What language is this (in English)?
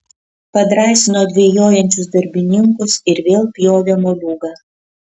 Lithuanian